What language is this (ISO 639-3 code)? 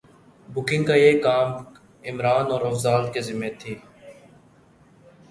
urd